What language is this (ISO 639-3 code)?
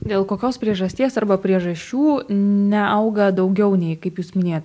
lit